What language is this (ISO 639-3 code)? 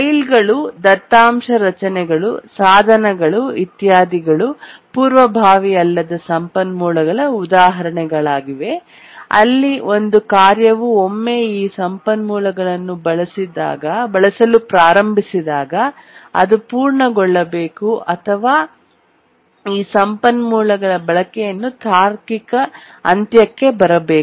kan